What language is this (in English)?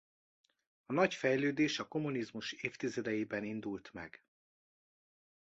Hungarian